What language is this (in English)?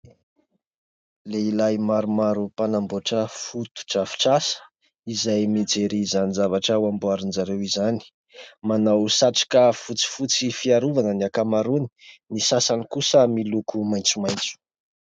Malagasy